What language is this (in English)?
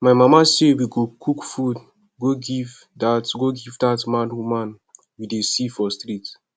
Nigerian Pidgin